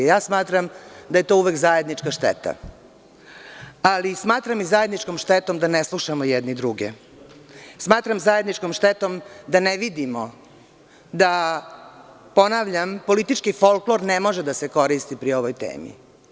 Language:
Serbian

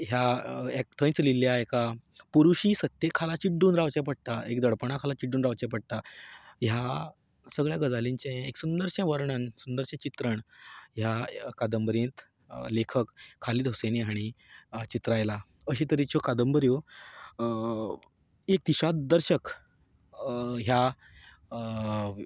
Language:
Konkani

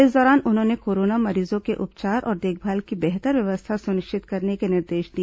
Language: Hindi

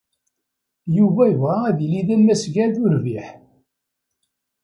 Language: Kabyle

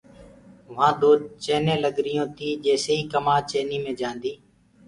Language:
Gurgula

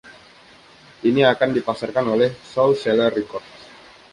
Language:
Indonesian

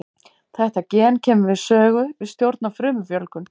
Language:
Icelandic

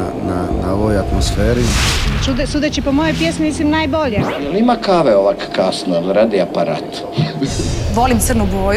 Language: Croatian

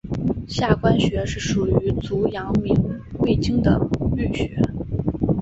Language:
Chinese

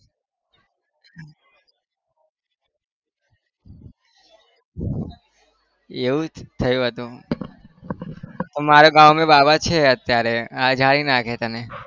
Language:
Gujarati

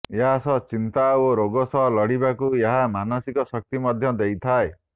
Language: Odia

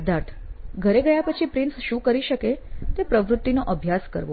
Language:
Gujarati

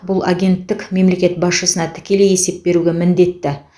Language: Kazakh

